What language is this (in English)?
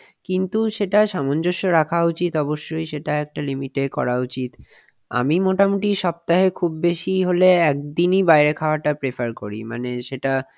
Bangla